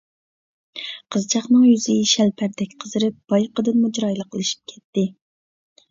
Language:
Uyghur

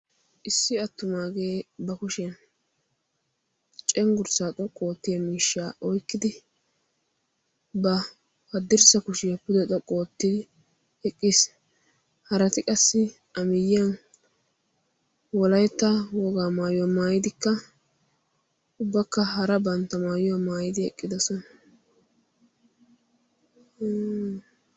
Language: Wolaytta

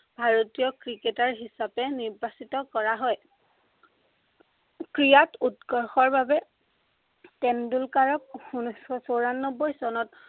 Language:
Assamese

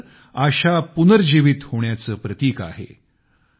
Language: Marathi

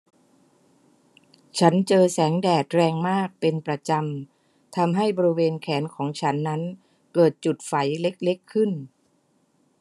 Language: Thai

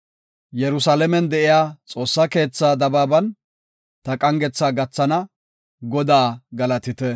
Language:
Gofa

